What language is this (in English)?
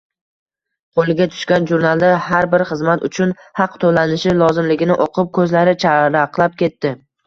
Uzbek